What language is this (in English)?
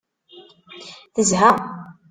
Kabyle